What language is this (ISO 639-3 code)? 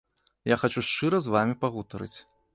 bel